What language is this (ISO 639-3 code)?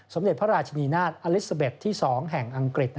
tha